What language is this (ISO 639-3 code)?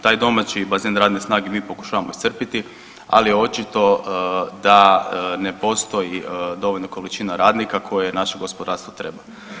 hrv